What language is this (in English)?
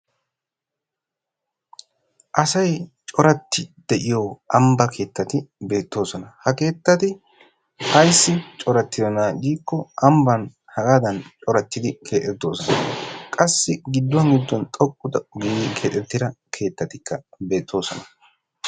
Wolaytta